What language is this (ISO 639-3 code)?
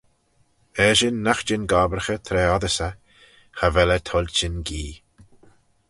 glv